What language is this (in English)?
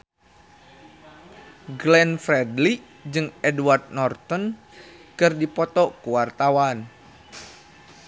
Sundanese